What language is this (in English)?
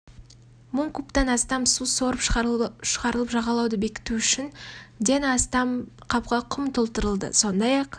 Kazakh